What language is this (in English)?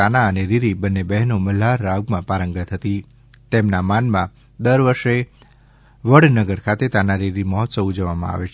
Gujarati